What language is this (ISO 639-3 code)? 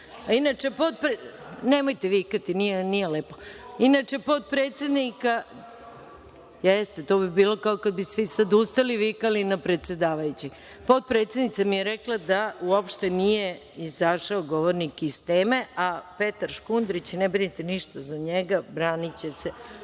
srp